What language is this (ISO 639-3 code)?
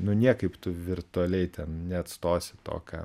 lit